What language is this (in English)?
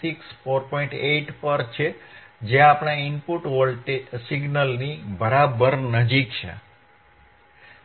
Gujarati